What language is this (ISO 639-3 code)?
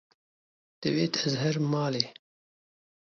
kur